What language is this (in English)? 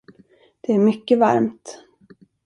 Swedish